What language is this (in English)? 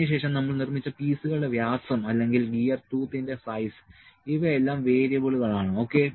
Malayalam